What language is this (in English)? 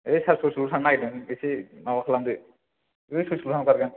Bodo